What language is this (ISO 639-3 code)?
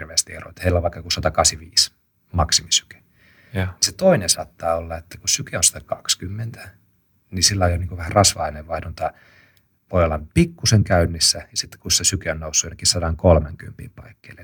fin